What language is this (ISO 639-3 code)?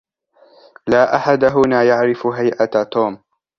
ara